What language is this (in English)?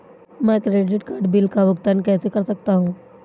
Hindi